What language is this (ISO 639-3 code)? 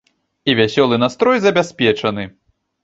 bel